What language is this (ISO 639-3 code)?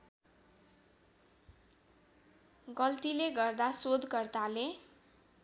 nep